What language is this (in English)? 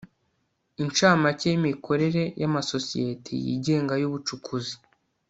Kinyarwanda